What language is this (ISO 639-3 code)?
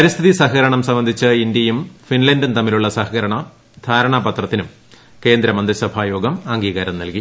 mal